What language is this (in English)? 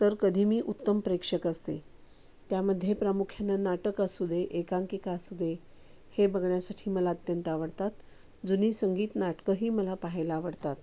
Marathi